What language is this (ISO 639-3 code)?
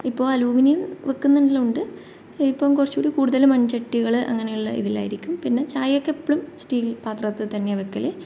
mal